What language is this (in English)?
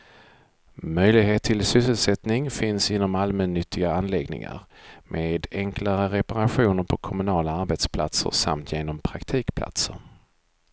Swedish